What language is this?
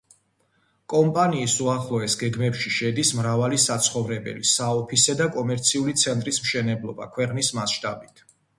Georgian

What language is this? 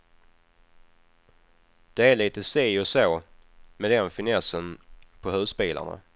Swedish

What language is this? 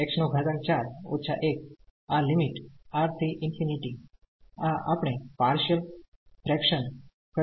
Gujarati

